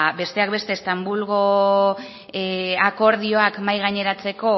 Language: Basque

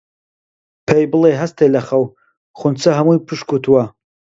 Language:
Central Kurdish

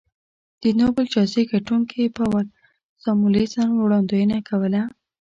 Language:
Pashto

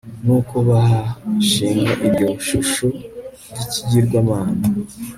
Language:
Kinyarwanda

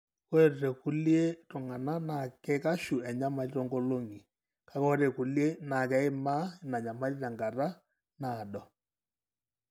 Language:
Masai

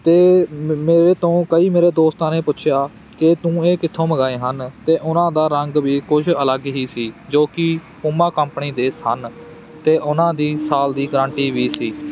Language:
Punjabi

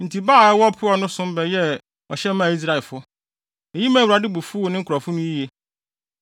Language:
Akan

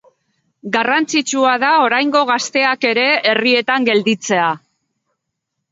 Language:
Basque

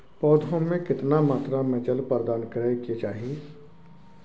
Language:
Maithili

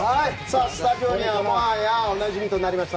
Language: Japanese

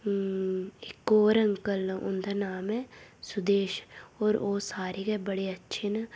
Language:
Dogri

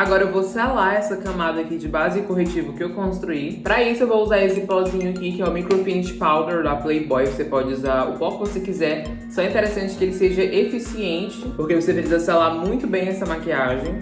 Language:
Portuguese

